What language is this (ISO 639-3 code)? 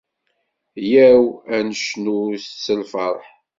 kab